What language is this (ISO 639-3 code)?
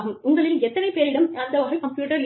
tam